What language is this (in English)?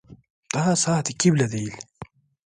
Turkish